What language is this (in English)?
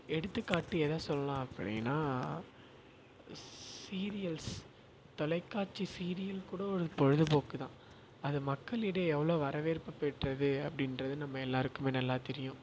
Tamil